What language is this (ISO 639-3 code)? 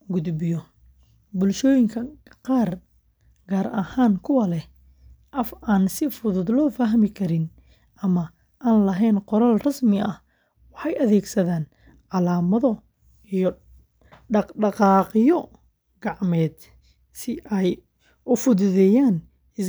som